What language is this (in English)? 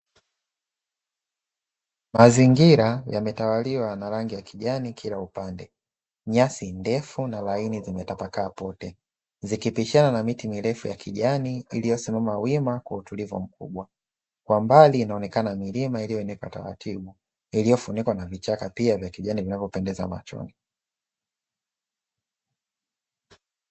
Swahili